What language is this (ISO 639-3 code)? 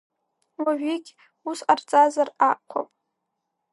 abk